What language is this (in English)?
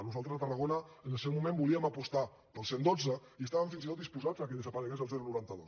Catalan